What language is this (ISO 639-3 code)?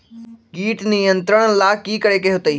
mag